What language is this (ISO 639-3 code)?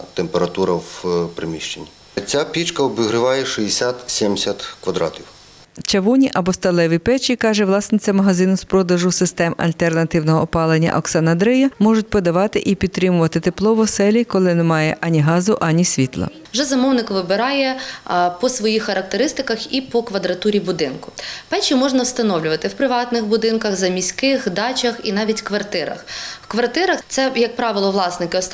ukr